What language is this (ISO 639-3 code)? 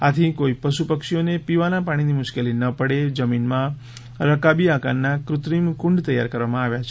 guj